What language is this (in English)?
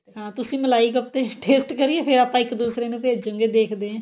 Punjabi